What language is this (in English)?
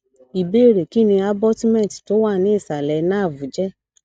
Yoruba